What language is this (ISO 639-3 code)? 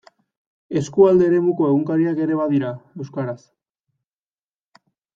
eus